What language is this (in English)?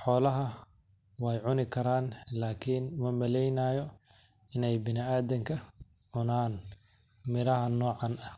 Somali